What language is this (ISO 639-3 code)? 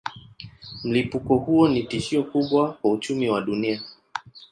swa